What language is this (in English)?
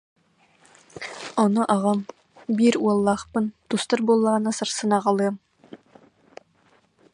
Yakut